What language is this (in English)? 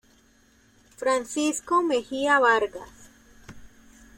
Spanish